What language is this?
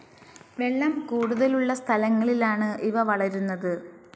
Malayalam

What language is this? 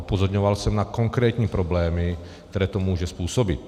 Czech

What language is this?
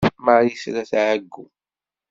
Kabyle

